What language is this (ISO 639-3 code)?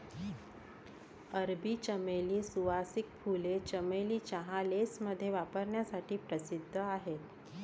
mar